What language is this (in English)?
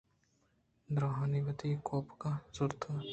Eastern Balochi